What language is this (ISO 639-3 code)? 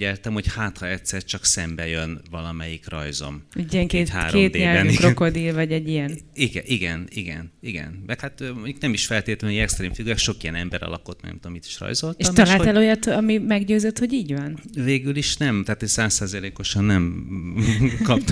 hun